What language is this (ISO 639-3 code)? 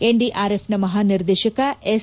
kan